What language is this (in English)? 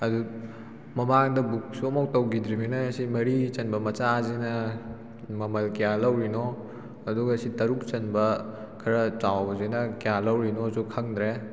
Manipuri